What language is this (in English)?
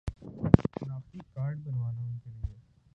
Urdu